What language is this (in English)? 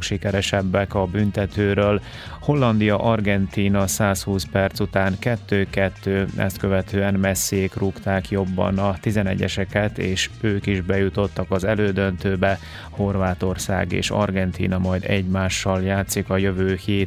Hungarian